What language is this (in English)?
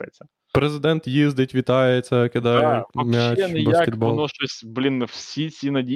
Ukrainian